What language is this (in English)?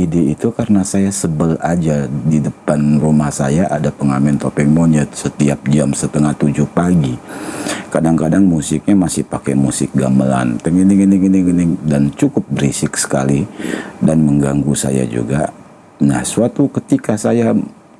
Indonesian